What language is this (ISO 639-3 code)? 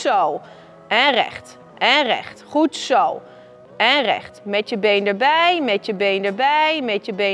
nld